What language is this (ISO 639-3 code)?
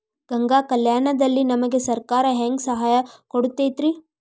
kan